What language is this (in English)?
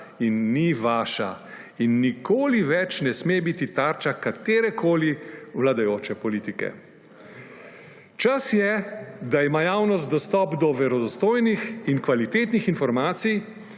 Slovenian